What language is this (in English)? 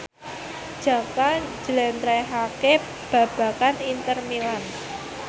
Javanese